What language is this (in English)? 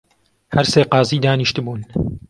Central Kurdish